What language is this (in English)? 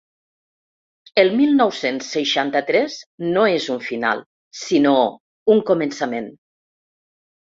Catalan